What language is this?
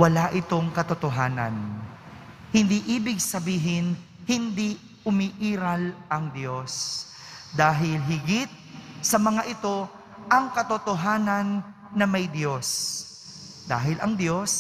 Filipino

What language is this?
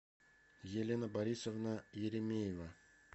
Russian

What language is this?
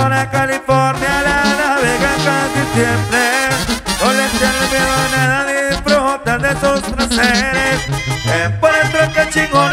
Spanish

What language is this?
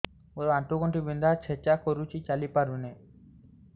Odia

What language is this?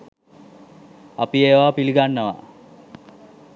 Sinhala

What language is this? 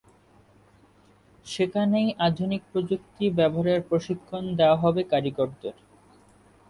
Bangla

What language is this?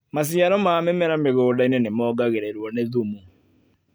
Kikuyu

